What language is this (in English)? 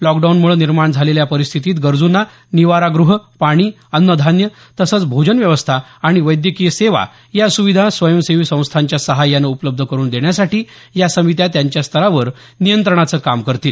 Marathi